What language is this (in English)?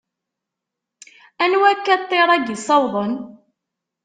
Kabyle